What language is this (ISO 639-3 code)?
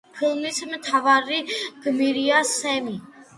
kat